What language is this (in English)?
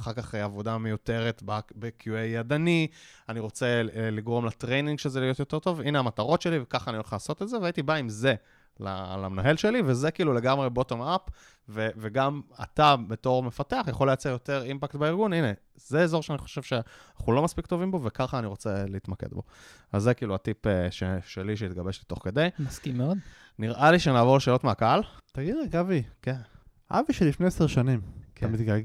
Hebrew